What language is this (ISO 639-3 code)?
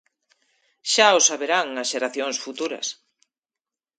glg